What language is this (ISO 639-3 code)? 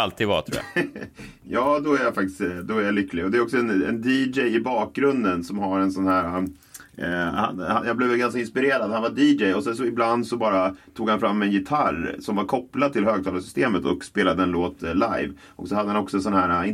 swe